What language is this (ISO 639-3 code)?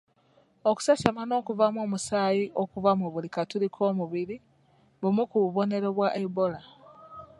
lug